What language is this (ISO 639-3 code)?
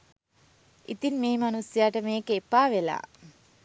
sin